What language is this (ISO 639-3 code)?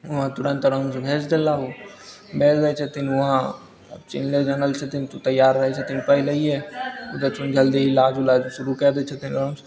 mai